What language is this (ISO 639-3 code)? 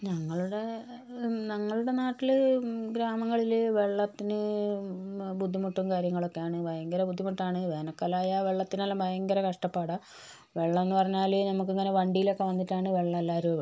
mal